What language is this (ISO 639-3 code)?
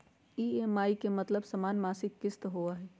mag